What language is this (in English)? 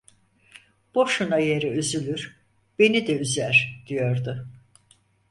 Turkish